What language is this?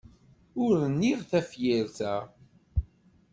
Kabyle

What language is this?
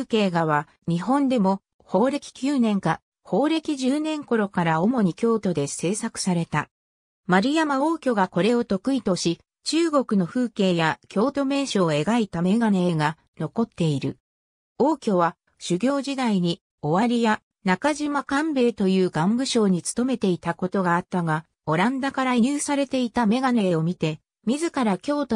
Japanese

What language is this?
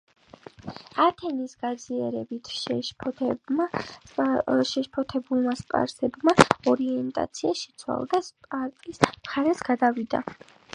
Georgian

